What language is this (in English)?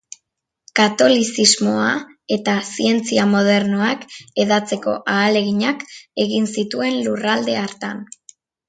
Basque